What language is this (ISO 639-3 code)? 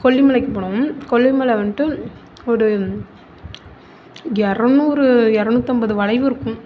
tam